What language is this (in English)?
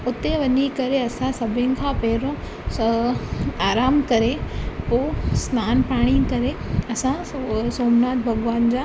Sindhi